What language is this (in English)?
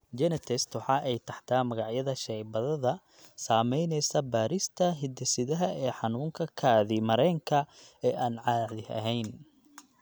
Somali